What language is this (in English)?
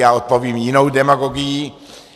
Czech